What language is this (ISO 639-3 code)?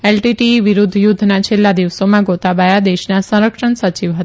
guj